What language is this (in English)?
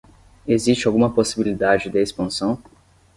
Portuguese